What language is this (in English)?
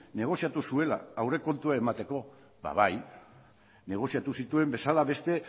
Basque